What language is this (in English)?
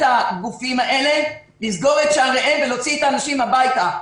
Hebrew